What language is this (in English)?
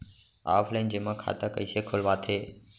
Chhattisgarhi